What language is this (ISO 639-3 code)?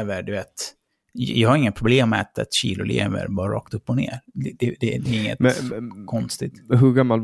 swe